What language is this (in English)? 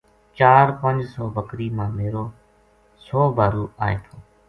Gujari